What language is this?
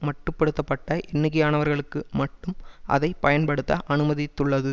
Tamil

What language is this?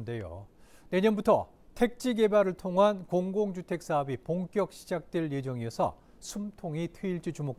Korean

